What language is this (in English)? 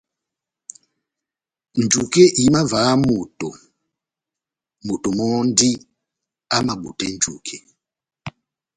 Batanga